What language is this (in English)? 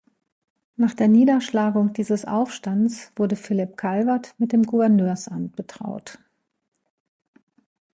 German